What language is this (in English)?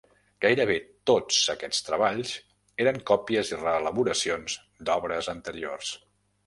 Catalan